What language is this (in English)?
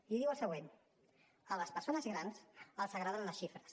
Catalan